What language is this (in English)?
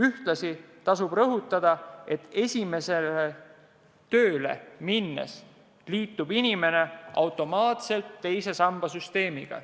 Estonian